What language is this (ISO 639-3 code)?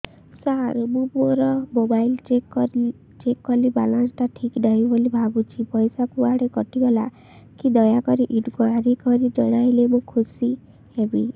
ori